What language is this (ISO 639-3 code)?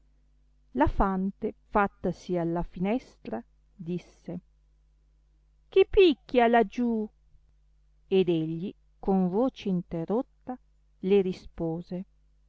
ita